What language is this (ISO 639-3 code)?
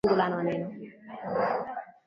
swa